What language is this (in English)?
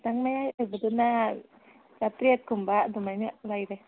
Manipuri